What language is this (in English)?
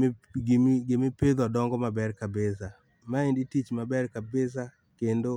Luo (Kenya and Tanzania)